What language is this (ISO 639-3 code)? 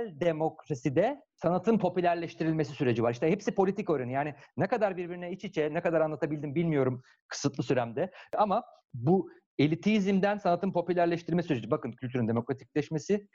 tur